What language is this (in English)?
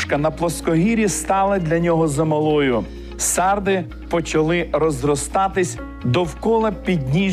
Ukrainian